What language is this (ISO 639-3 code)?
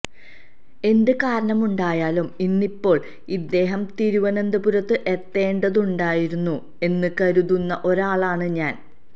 mal